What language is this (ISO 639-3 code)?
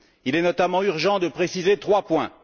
fra